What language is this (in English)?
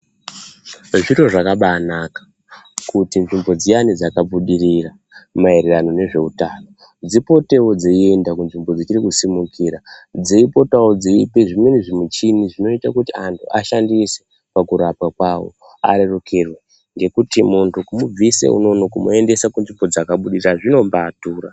Ndau